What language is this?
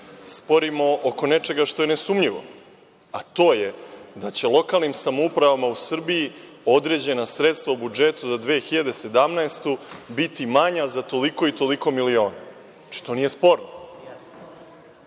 Serbian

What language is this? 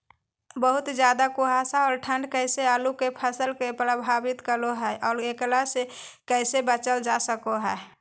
Magahi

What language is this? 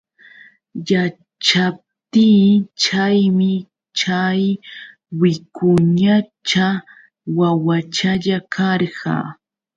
Yauyos Quechua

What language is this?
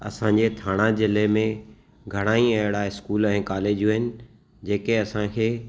Sindhi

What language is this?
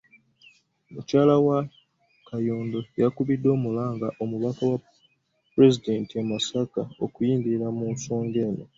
Ganda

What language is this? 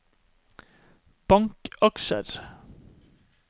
Norwegian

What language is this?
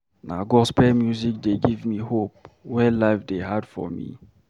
Nigerian Pidgin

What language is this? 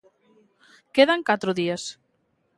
Galician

